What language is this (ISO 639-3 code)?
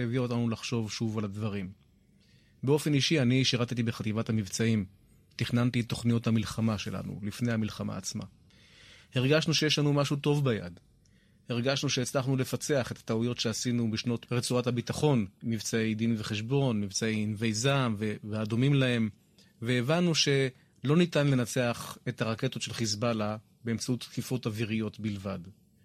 heb